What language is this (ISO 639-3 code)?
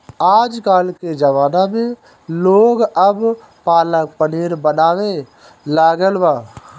bho